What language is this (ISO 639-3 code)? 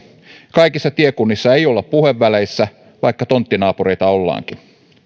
fin